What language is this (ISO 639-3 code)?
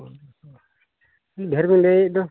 sat